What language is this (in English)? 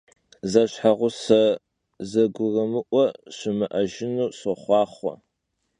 Kabardian